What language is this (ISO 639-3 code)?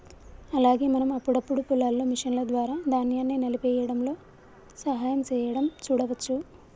tel